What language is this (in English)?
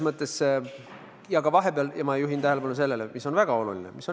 Estonian